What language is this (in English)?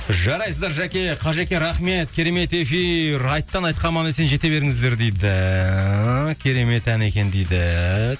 Kazakh